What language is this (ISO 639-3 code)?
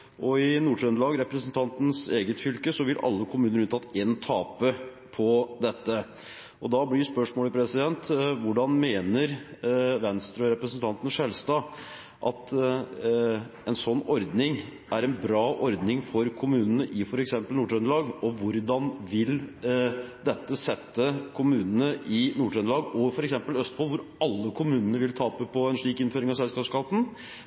nob